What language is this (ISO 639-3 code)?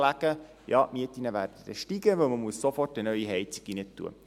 gsw